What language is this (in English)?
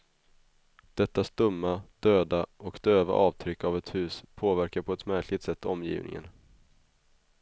Swedish